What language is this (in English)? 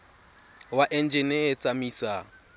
Tswana